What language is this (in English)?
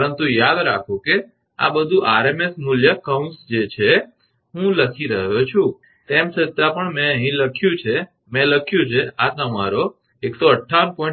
Gujarati